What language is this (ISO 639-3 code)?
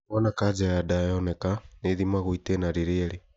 kik